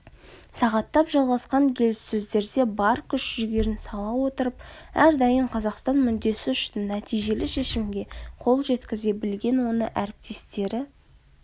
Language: Kazakh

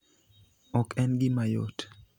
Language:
Luo (Kenya and Tanzania)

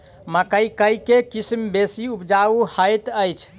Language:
Maithili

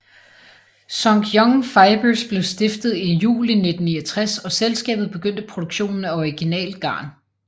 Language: Danish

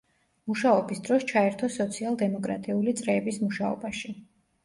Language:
Georgian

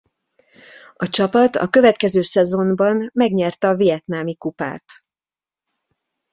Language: Hungarian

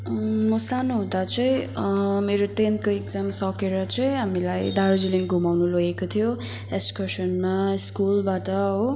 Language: Nepali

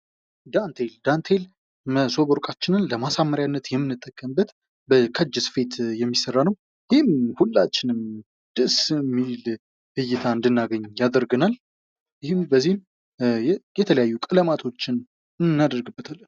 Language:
Amharic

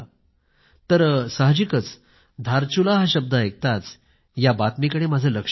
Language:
Marathi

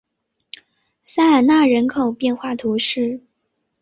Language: Chinese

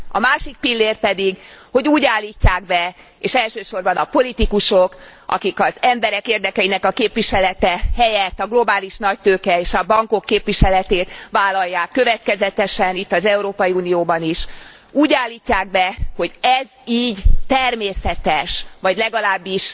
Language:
Hungarian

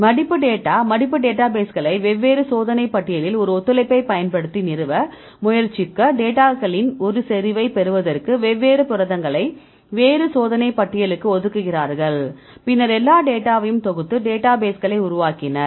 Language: Tamil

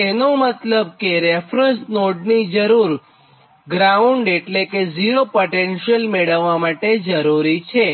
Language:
Gujarati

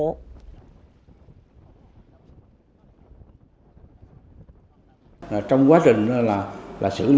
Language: Vietnamese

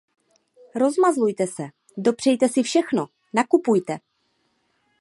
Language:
Czech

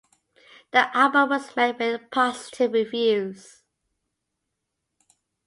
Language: English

